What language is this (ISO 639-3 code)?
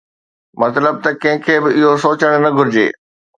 snd